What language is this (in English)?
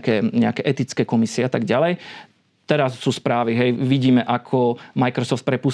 Slovak